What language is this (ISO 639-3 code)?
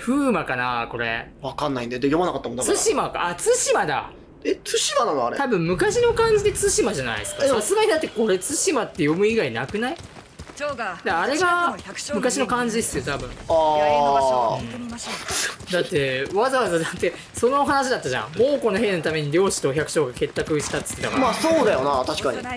jpn